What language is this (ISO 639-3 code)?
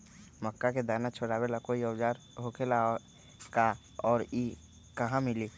mag